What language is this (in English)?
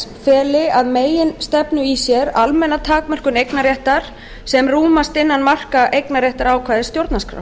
Icelandic